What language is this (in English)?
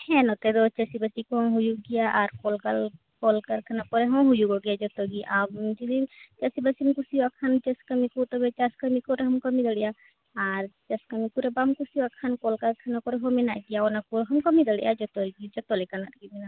Santali